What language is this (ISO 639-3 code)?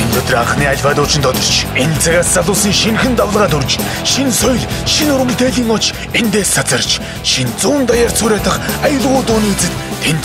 nld